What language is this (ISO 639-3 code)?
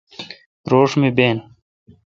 xka